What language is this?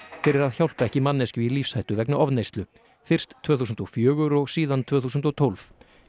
Icelandic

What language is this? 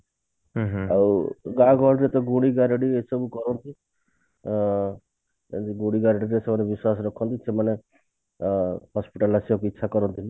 Odia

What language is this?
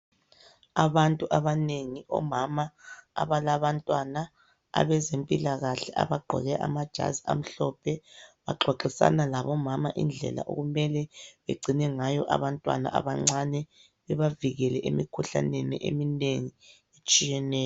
North Ndebele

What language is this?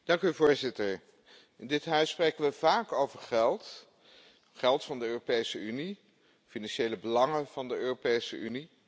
Dutch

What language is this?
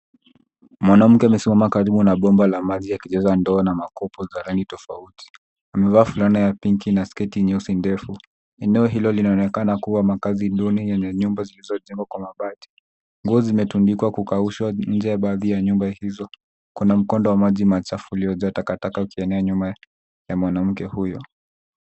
Swahili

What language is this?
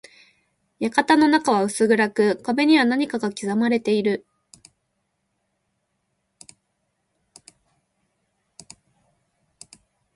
Japanese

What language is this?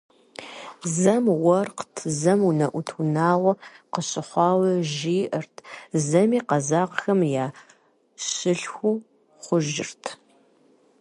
Kabardian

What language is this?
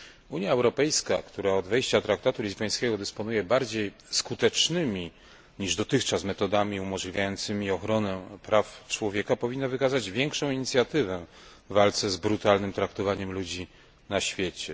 Polish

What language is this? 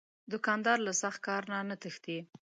Pashto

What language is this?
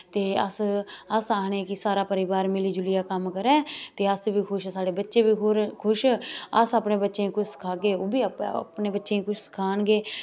Dogri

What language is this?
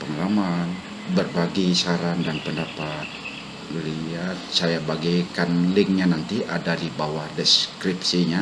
Indonesian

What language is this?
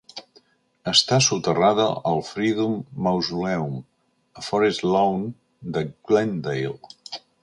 Catalan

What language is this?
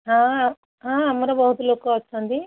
Odia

